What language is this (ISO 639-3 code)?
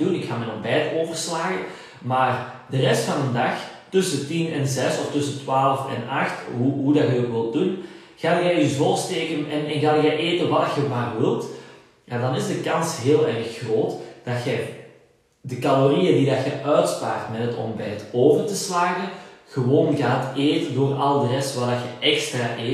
nld